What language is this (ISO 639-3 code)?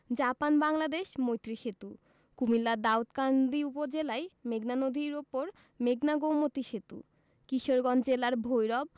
ben